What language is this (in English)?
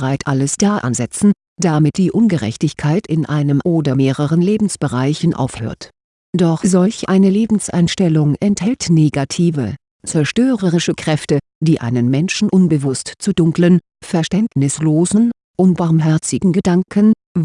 German